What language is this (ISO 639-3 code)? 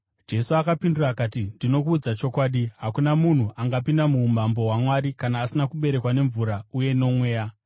sna